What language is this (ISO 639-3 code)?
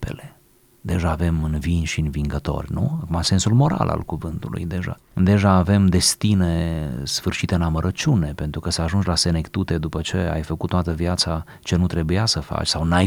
ron